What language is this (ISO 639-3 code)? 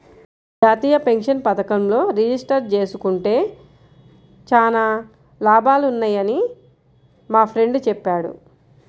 tel